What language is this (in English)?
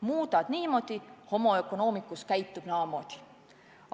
Estonian